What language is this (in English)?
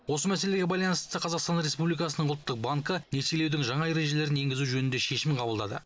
Kazakh